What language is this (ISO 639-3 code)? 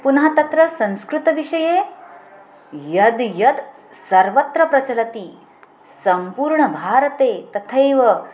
san